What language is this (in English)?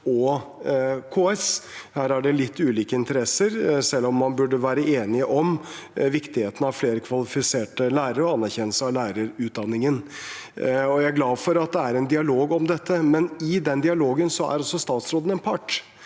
Norwegian